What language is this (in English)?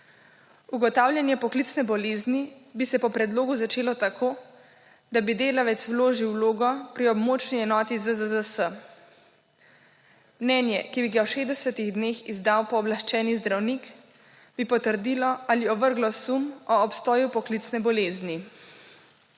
Slovenian